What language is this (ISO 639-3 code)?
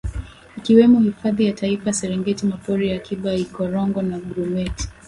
swa